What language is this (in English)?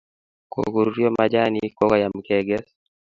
Kalenjin